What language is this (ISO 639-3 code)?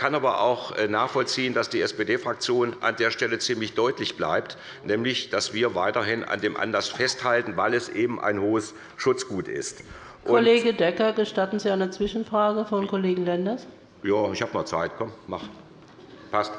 deu